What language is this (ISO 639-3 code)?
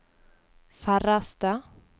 nor